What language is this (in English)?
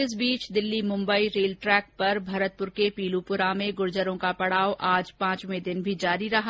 Hindi